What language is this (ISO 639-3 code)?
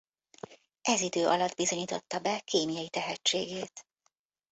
hun